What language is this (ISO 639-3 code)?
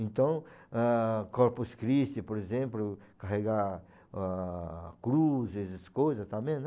por